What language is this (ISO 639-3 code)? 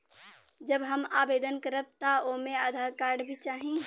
bho